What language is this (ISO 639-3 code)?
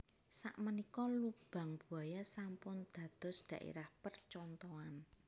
jav